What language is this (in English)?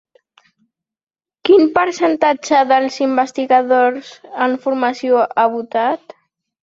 Catalan